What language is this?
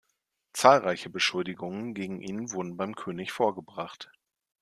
German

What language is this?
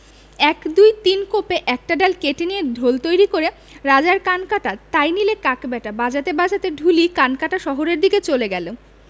Bangla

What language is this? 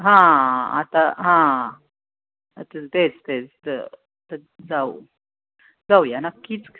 Marathi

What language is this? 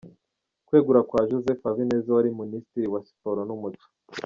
Kinyarwanda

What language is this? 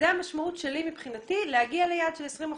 Hebrew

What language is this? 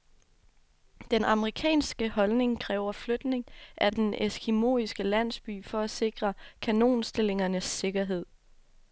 Danish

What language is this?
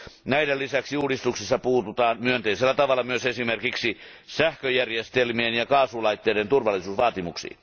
Finnish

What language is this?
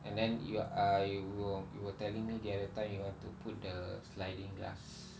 English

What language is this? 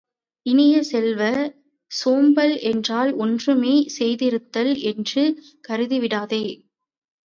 Tamil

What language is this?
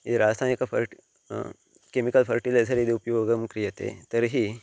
Sanskrit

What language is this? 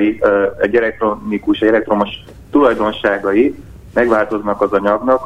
Hungarian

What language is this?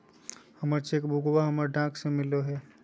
Magahi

